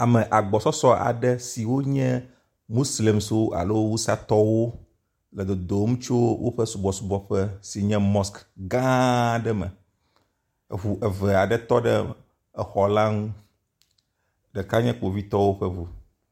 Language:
Ewe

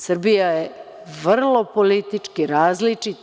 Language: Serbian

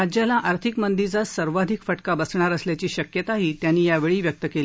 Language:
Marathi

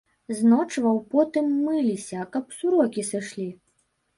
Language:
Belarusian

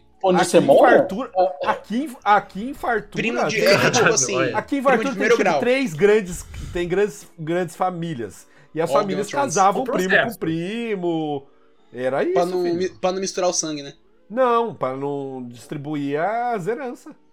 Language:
Portuguese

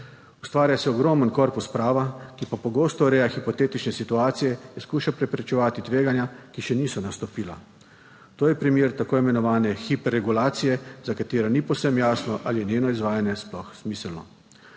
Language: Slovenian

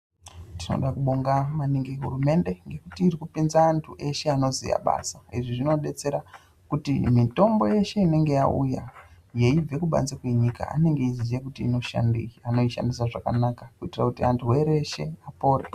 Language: Ndau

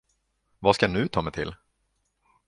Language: Swedish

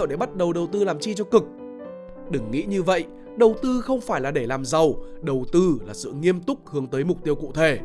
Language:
Vietnamese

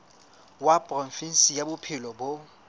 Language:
Southern Sotho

